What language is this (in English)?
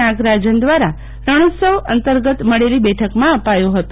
Gujarati